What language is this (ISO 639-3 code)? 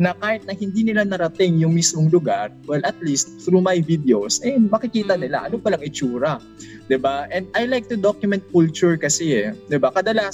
fil